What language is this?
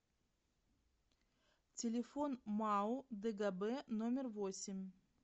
Russian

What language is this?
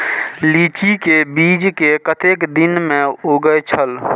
Maithili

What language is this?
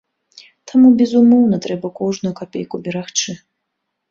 Belarusian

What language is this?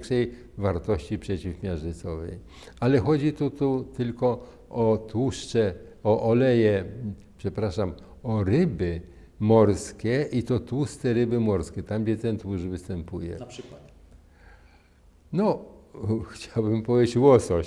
Polish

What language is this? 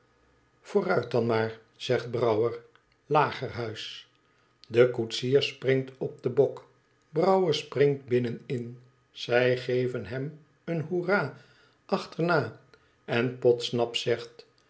Dutch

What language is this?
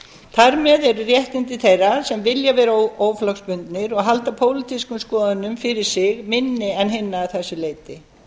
Icelandic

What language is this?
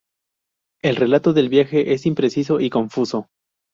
Spanish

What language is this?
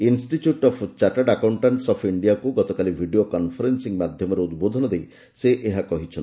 Odia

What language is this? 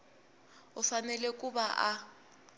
Tsonga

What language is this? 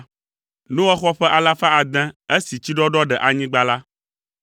Ewe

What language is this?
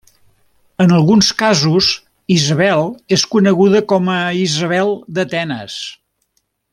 Catalan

